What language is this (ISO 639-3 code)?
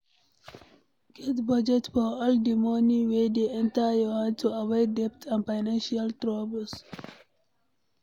pcm